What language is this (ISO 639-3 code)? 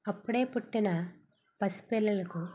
tel